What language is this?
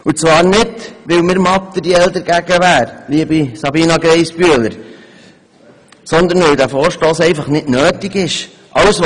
Swiss German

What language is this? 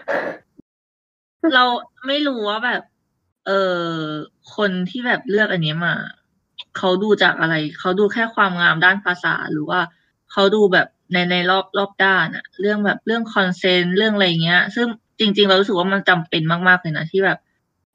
Thai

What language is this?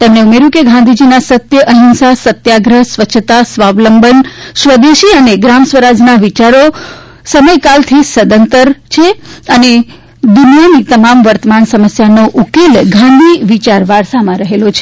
Gujarati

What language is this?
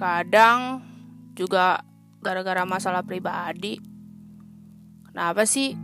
Indonesian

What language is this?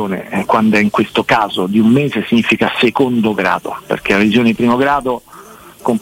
Italian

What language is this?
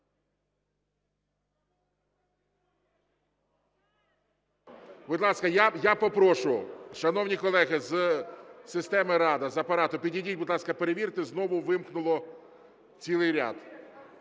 Ukrainian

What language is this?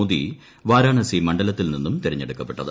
Malayalam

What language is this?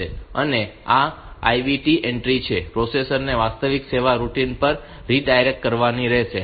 Gujarati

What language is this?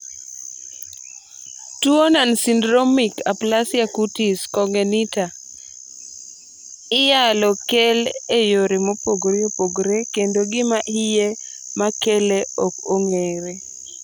Luo (Kenya and Tanzania)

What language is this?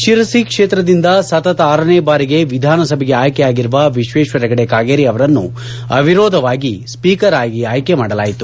Kannada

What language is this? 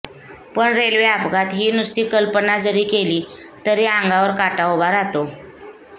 Marathi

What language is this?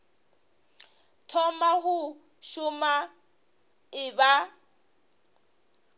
Northern Sotho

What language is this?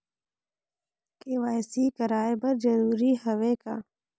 Chhattisgarhi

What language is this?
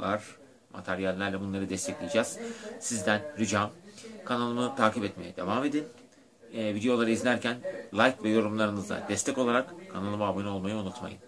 Turkish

